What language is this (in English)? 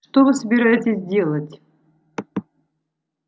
Russian